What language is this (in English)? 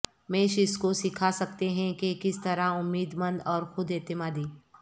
Urdu